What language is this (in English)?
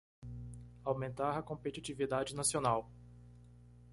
Portuguese